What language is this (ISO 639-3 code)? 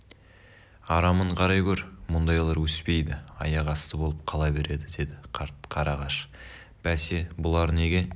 kaz